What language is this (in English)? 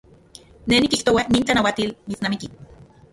Central Puebla Nahuatl